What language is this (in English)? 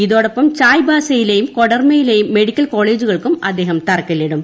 Malayalam